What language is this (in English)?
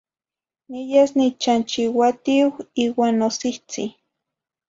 Zacatlán-Ahuacatlán-Tepetzintla Nahuatl